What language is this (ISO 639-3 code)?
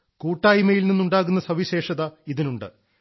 mal